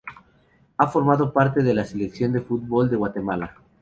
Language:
Spanish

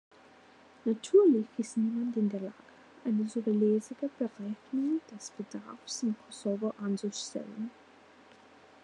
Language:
German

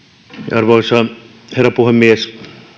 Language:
Finnish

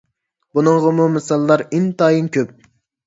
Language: Uyghur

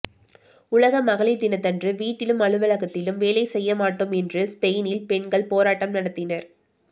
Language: Tamil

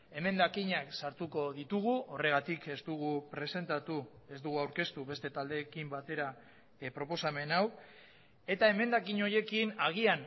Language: Basque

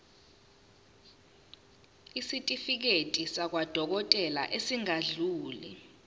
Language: Zulu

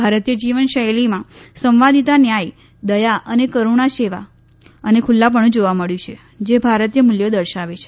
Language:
Gujarati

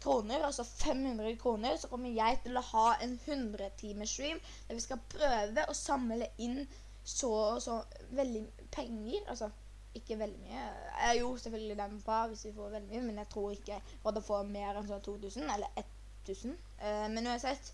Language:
Norwegian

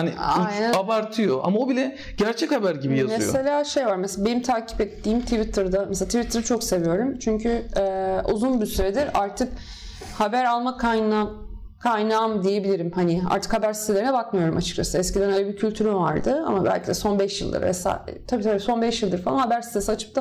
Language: Turkish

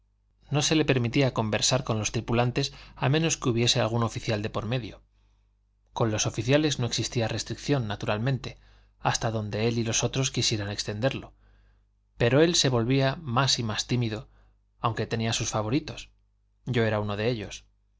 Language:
Spanish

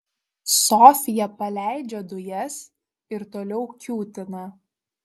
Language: Lithuanian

